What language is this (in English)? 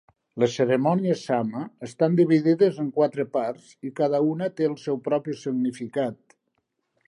Catalan